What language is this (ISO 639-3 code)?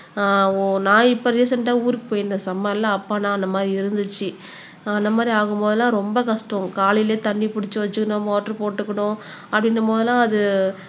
tam